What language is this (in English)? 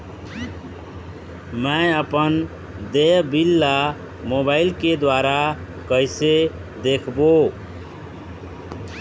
Chhattisgarhi